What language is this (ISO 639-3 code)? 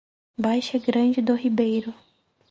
por